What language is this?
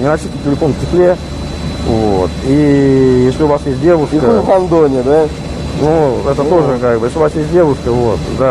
Russian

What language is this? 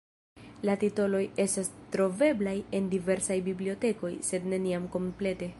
Esperanto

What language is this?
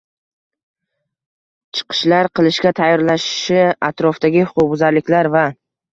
Uzbek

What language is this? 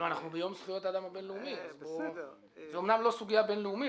Hebrew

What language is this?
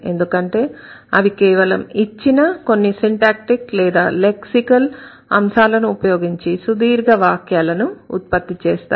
Telugu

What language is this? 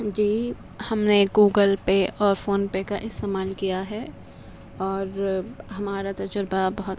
Urdu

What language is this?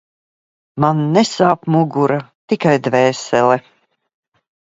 Latvian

